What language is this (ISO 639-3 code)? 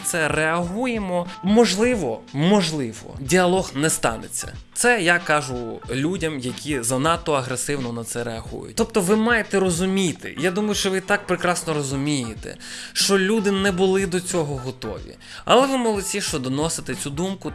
ukr